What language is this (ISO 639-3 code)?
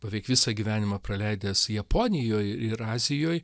lit